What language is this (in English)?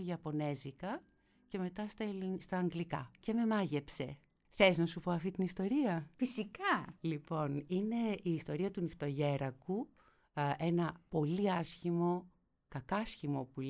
Greek